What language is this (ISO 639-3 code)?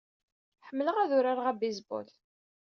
kab